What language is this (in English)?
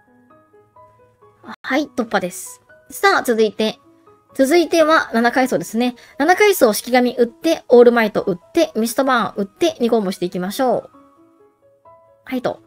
Japanese